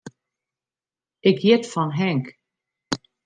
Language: Western Frisian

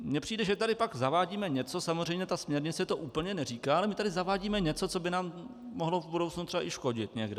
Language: Czech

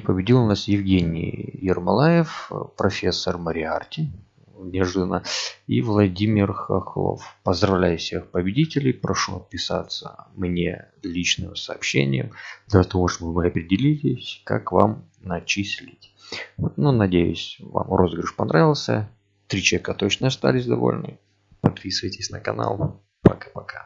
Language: Russian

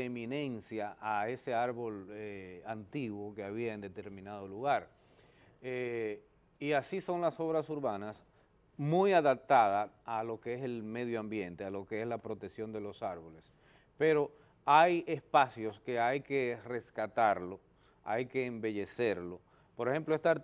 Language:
Spanish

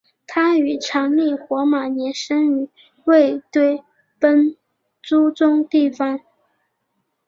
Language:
Chinese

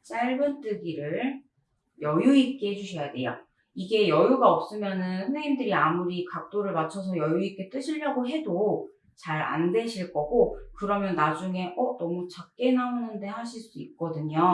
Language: Korean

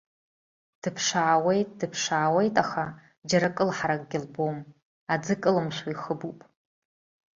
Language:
Abkhazian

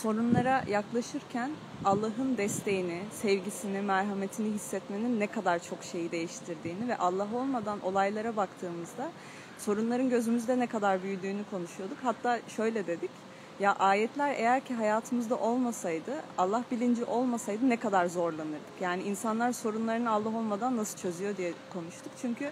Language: Turkish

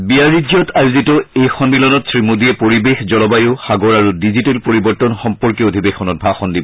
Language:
Assamese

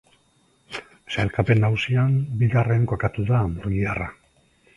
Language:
Basque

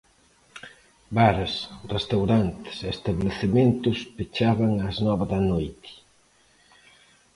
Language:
Galician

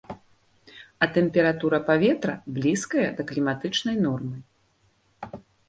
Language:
Belarusian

